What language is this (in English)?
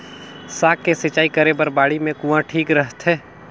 Chhattisgarhi